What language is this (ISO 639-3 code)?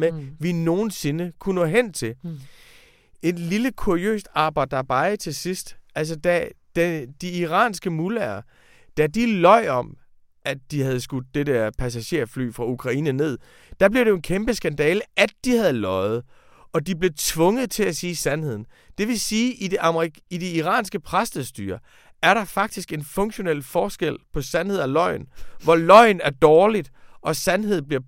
dan